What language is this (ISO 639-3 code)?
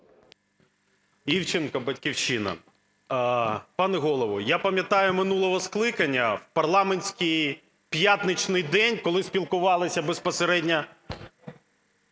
ukr